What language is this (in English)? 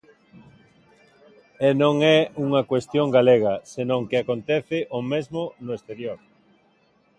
Galician